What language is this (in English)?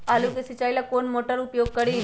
Magahi